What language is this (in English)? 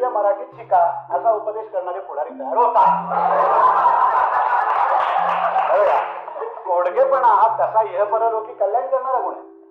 Marathi